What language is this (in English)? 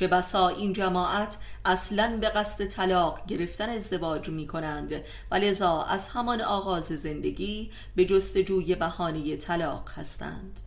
Persian